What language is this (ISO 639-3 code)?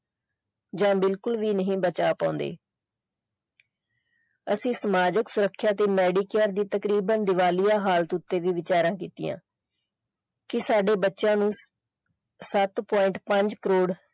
pan